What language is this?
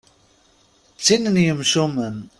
Kabyle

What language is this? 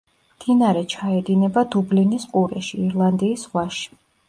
Georgian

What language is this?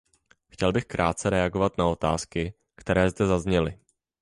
Czech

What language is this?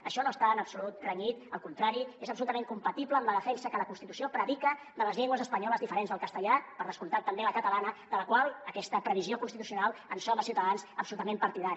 Catalan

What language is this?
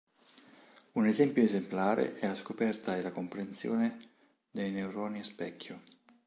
Italian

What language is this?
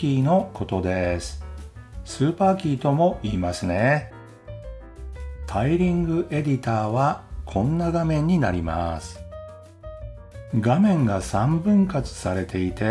Japanese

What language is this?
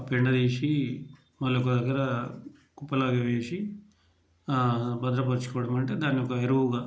Telugu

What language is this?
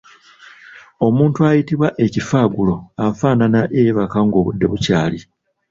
Ganda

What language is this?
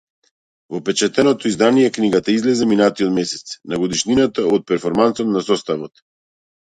Macedonian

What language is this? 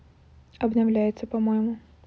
Russian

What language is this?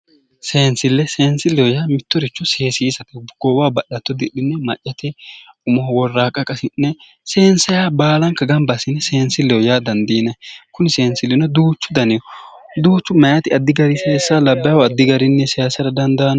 Sidamo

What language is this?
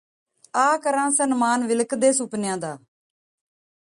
Punjabi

